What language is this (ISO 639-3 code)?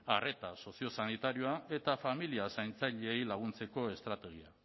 eus